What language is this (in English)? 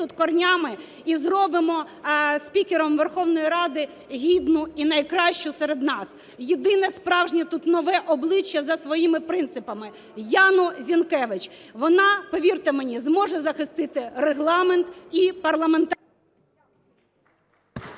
Ukrainian